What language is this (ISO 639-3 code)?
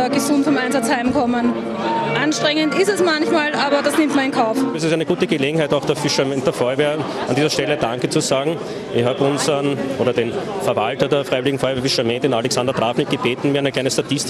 deu